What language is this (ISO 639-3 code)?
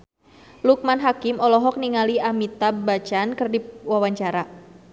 sun